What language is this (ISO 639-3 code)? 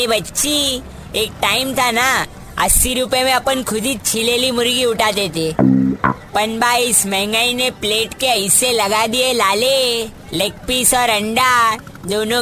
hin